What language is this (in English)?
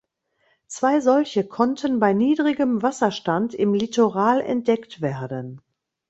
German